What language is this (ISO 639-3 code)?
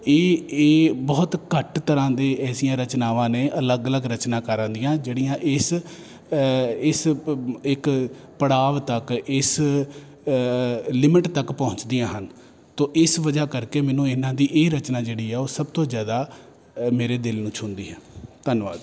pan